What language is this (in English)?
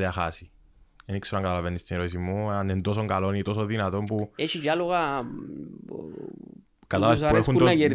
Greek